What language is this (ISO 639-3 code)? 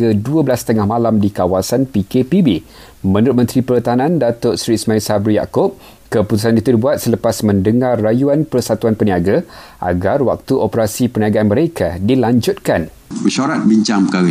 msa